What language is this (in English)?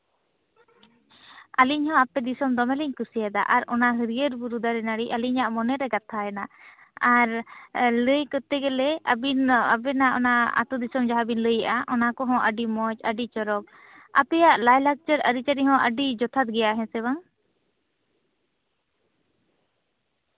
Santali